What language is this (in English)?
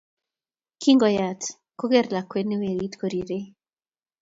Kalenjin